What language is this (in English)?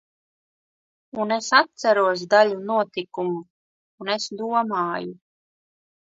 Latvian